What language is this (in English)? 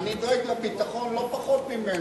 Hebrew